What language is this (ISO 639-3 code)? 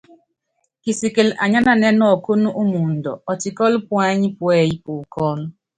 yav